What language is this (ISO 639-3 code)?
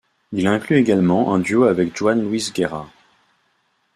fra